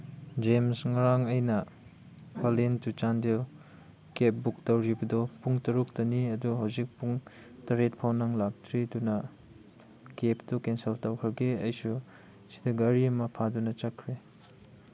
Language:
Manipuri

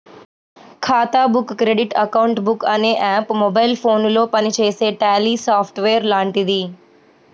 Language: Telugu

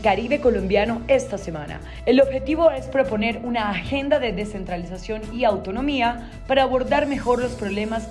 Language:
Spanish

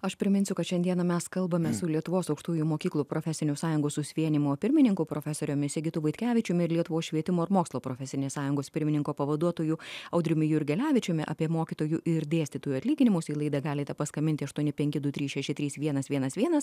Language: Lithuanian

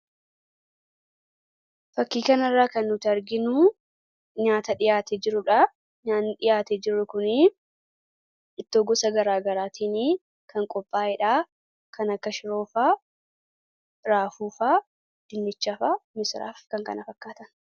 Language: Oromo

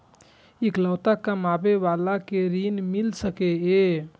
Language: Maithili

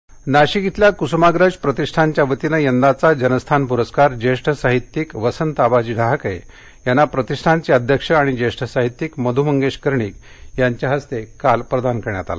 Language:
Marathi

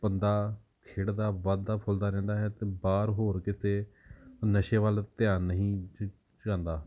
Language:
Punjabi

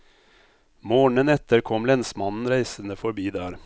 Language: Norwegian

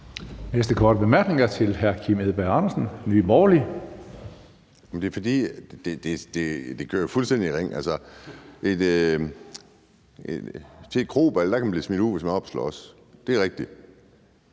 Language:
Danish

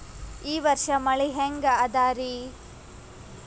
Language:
Kannada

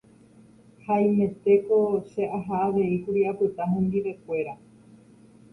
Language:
Guarani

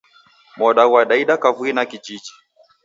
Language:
Taita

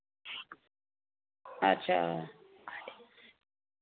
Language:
Dogri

